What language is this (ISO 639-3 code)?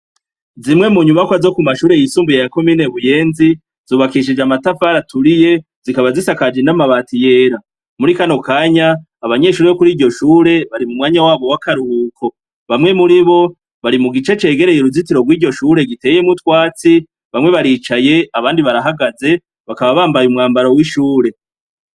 run